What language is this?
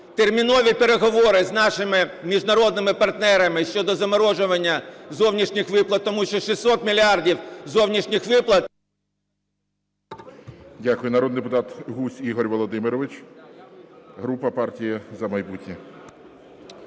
Ukrainian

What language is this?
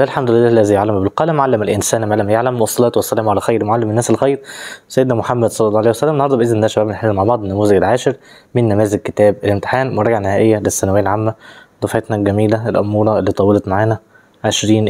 Arabic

